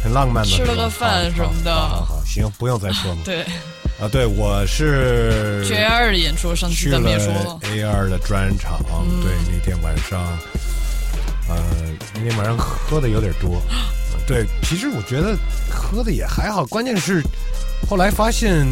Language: Chinese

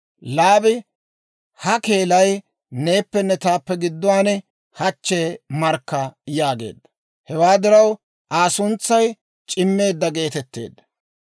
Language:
Dawro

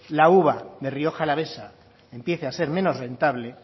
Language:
Spanish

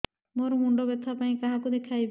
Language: Odia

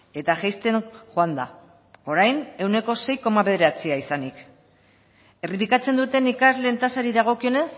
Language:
Basque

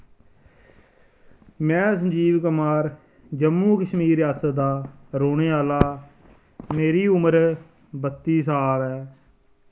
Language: Dogri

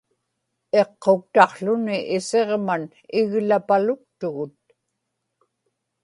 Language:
Inupiaq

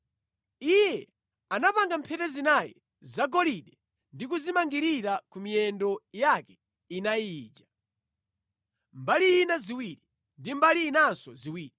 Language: Nyanja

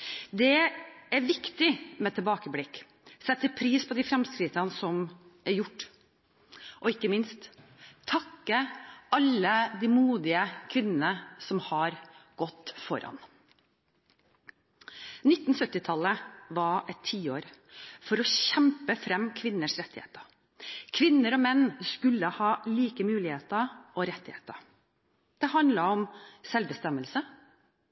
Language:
Norwegian Bokmål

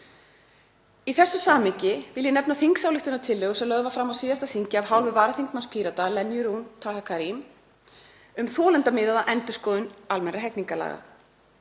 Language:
Icelandic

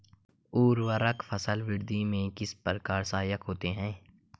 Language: Hindi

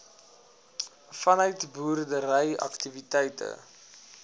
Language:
Afrikaans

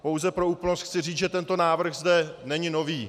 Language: Czech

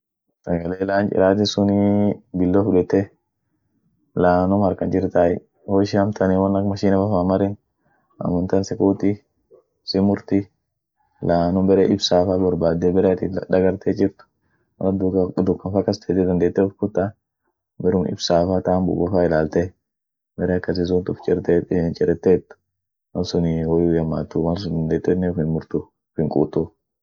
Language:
Orma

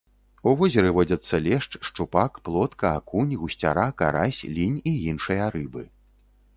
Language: Belarusian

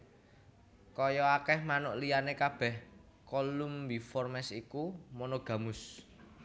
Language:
Javanese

